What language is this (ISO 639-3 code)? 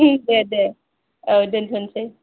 brx